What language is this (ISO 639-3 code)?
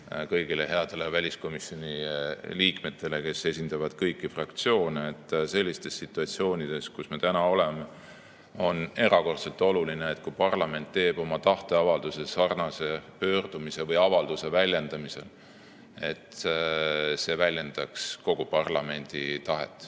est